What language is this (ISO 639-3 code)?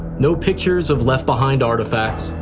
eng